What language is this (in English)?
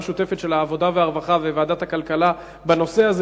Hebrew